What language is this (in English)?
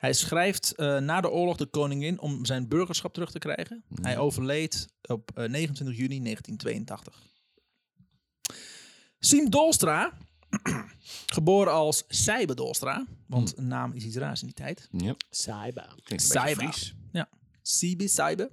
Dutch